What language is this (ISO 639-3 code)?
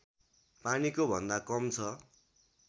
nep